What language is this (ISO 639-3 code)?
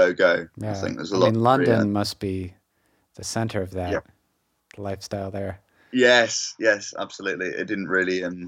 eng